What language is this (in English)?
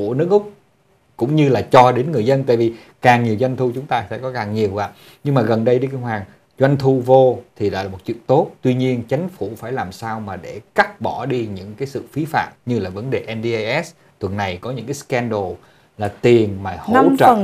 Vietnamese